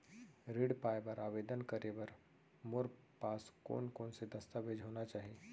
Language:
Chhattisgarhi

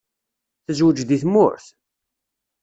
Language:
Kabyle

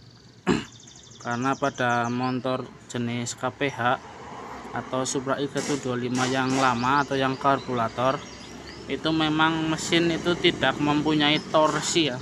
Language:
Indonesian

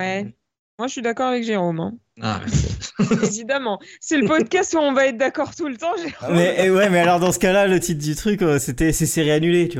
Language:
French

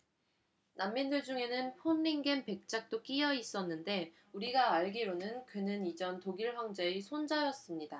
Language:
Korean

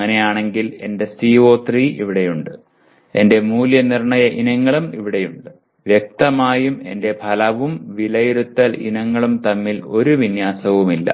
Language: Malayalam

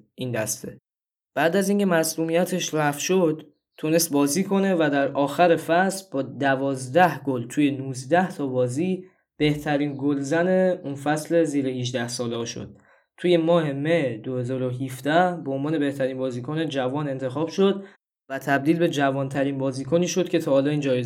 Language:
Persian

